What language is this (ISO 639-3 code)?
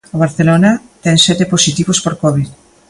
glg